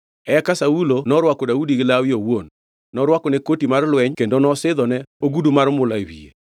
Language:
Luo (Kenya and Tanzania)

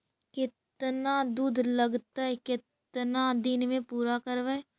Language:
Magahi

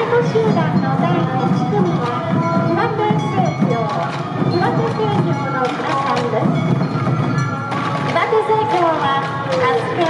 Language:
Japanese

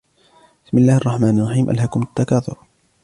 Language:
Arabic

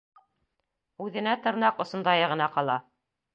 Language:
Bashkir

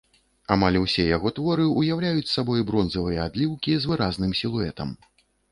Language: Belarusian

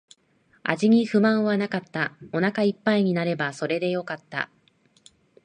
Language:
Japanese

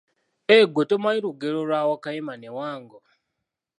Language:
Ganda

